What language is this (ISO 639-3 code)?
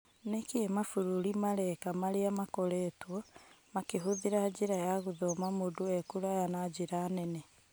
kik